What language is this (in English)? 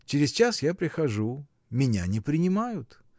Russian